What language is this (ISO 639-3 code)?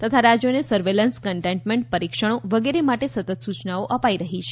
guj